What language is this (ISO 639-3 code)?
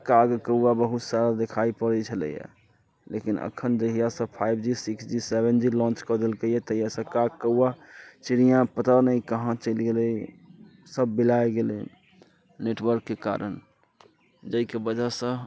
mai